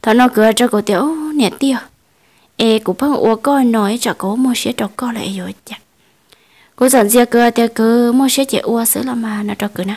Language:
Vietnamese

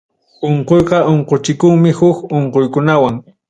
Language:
Ayacucho Quechua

